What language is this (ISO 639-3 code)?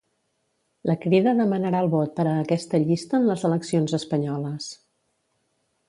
cat